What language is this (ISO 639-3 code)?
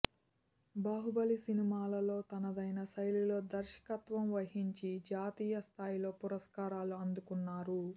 tel